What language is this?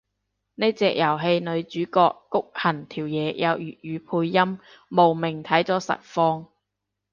Cantonese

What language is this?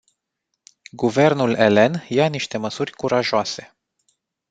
Romanian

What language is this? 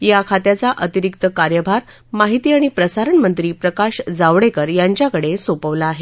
Marathi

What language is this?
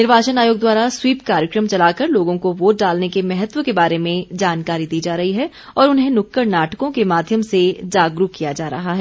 Hindi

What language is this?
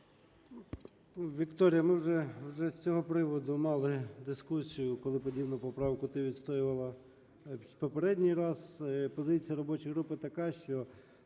Ukrainian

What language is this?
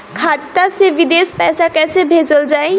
Bhojpuri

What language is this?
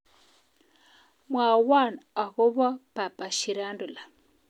Kalenjin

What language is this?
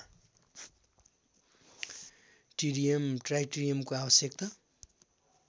Nepali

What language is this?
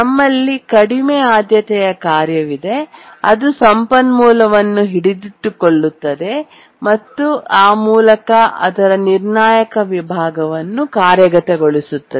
Kannada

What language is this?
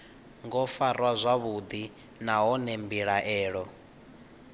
Venda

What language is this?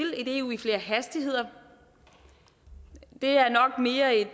Danish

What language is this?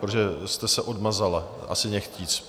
Czech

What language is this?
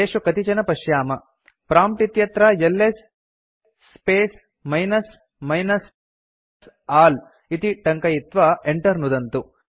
Sanskrit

